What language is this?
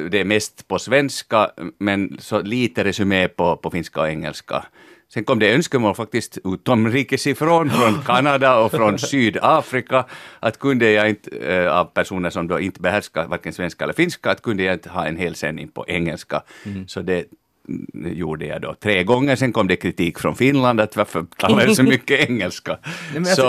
Swedish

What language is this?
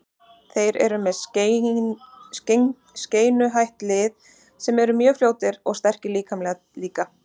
Icelandic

